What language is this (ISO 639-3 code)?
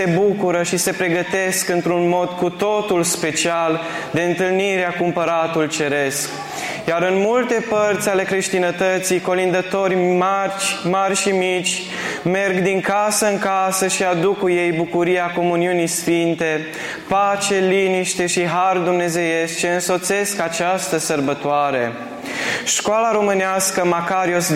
ron